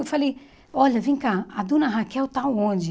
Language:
Portuguese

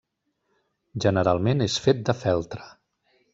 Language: Catalan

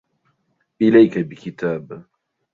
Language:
Arabic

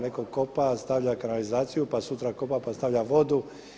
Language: Croatian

